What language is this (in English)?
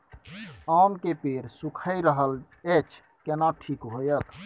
Maithili